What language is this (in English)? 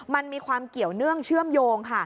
Thai